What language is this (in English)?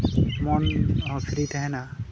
Santali